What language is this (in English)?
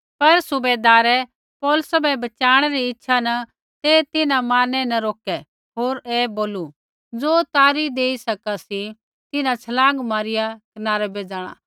Kullu Pahari